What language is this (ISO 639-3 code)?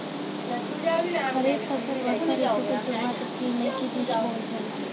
bho